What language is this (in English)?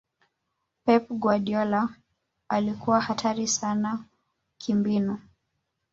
Swahili